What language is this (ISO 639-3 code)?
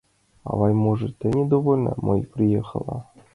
chm